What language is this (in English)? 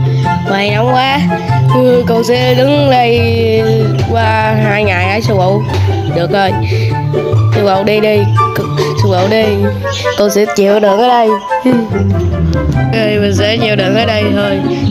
Vietnamese